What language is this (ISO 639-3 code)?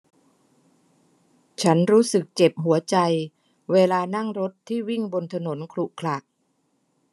tha